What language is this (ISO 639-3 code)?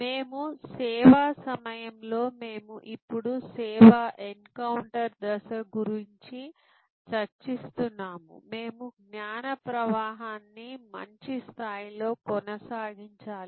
tel